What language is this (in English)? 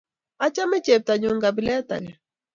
Kalenjin